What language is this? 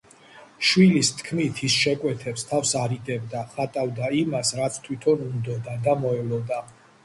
Georgian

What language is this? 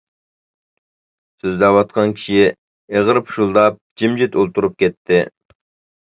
Uyghur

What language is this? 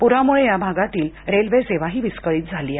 Marathi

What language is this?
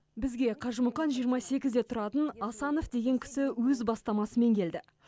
Kazakh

